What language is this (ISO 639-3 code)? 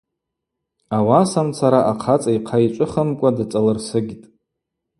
abq